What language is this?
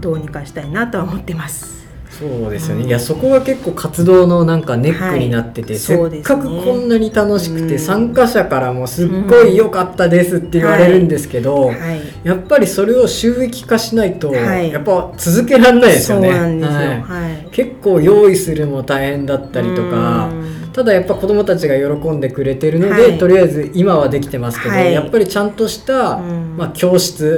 Japanese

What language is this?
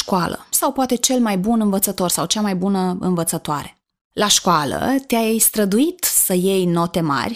Romanian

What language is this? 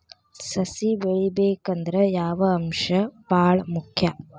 Kannada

